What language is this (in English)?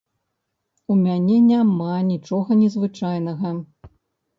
Belarusian